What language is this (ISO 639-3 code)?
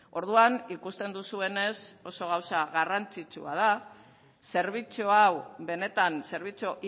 eus